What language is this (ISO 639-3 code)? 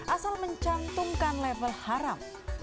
ind